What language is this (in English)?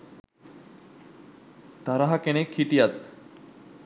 Sinhala